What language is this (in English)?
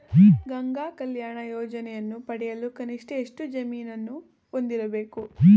Kannada